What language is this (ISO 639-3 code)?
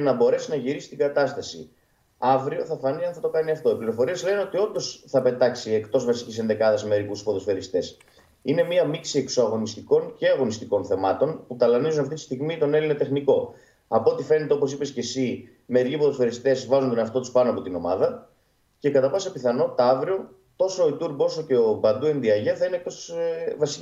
ell